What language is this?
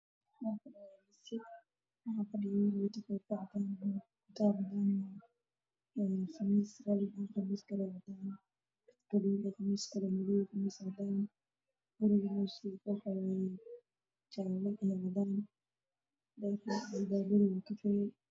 Somali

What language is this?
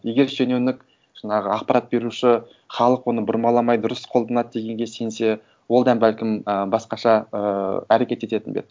Kazakh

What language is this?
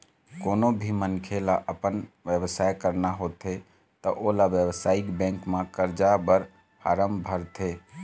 Chhattisgarhi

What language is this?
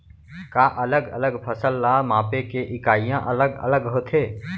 Chhattisgarhi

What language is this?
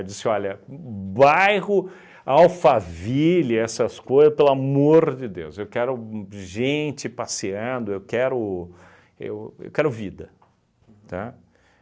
Portuguese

